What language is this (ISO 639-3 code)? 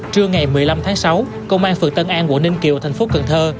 vie